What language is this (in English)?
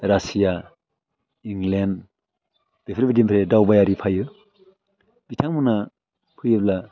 Bodo